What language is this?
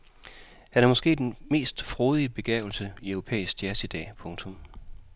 Danish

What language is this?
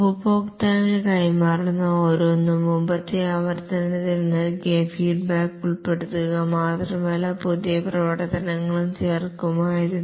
Malayalam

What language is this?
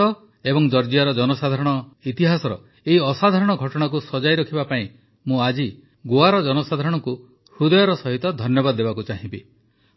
Odia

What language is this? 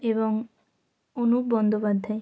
Bangla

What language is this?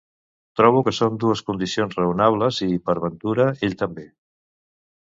Catalan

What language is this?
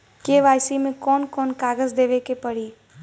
Bhojpuri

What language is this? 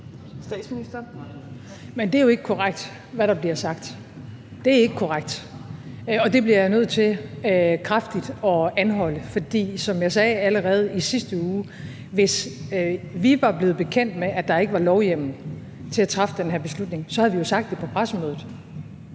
Danish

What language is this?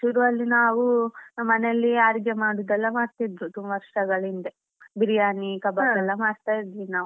Kannada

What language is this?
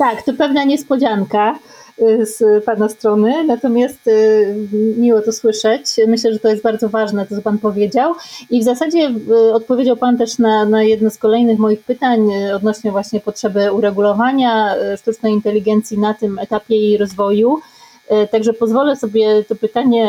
Polish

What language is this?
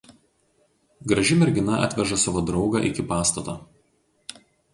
Lithuanian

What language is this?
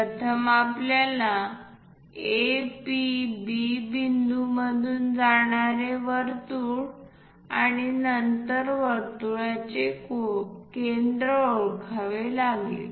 Marathi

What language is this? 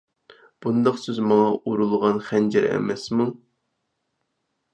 Uyghur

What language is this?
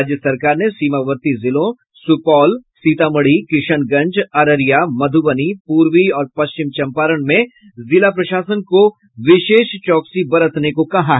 Hindi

